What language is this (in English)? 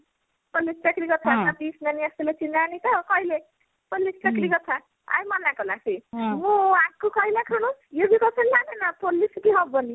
Odia